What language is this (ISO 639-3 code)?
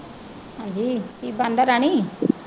pan